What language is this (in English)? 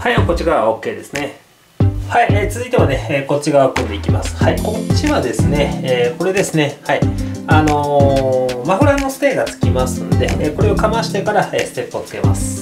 Japanese